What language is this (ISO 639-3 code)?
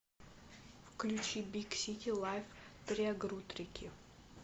rus